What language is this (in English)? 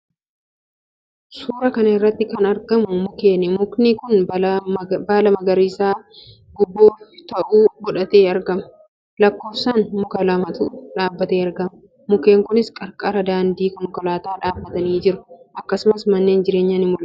Oromo